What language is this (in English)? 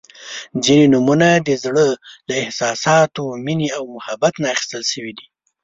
Pashto